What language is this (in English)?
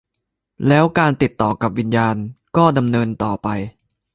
Thai